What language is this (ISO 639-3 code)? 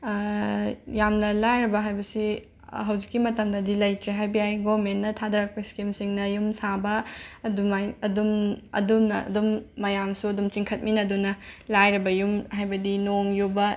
mni